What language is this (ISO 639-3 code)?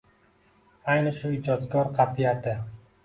uzb